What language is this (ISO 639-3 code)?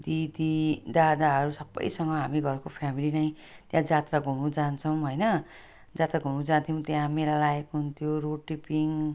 nep